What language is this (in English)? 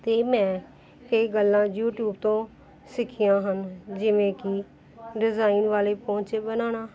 Punjabi